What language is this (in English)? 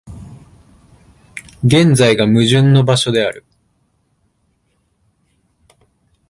Japanese